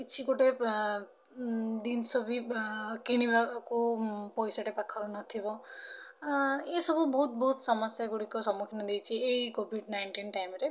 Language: Odia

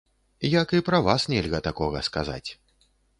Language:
Belarusian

